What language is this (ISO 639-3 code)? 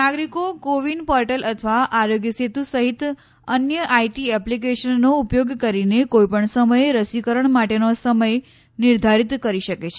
guj